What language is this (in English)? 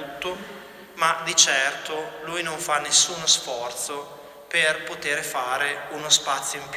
Italian